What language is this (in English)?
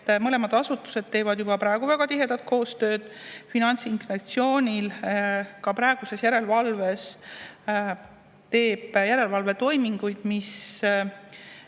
Estonian